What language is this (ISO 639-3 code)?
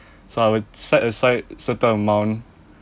eng